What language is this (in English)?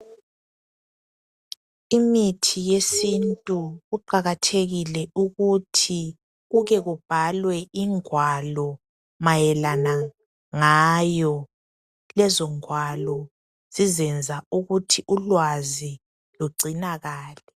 North Ndebele